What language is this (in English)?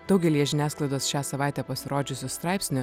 Lithuanian